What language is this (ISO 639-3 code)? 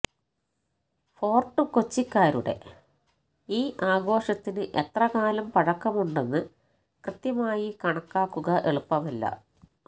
mal